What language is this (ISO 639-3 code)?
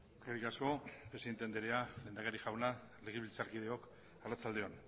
eus